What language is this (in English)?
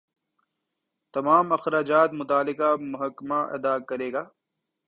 Urdu